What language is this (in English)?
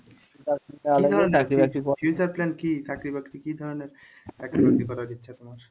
Bangla